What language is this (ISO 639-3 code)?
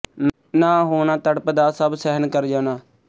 pan